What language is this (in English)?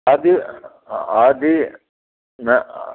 Sindhi